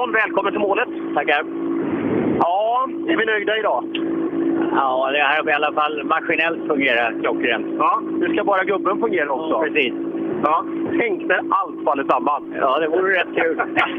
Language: Swedish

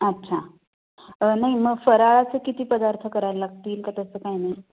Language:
Marathi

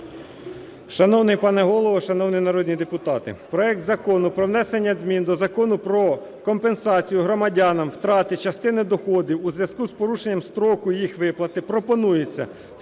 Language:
Ukrainian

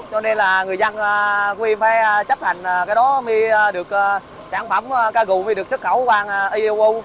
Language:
Vietnamese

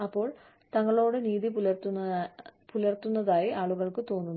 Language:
Malayalam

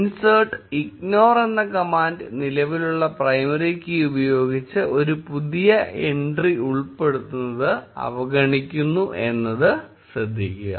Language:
Malayalam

